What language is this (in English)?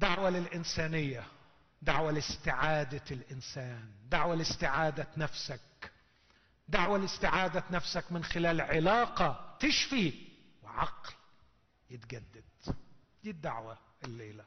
Arabic